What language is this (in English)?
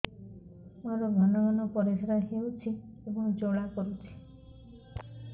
Odia